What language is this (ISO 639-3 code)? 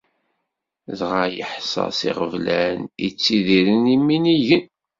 kab